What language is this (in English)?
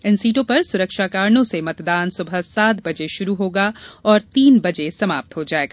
Hindi